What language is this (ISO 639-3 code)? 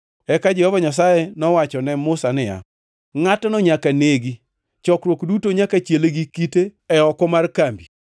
luo